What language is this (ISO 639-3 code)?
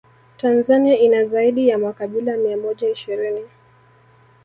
swa